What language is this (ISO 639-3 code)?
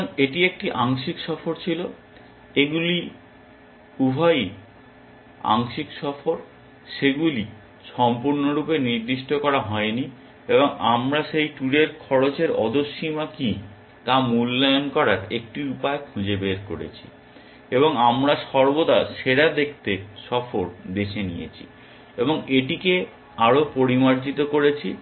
ben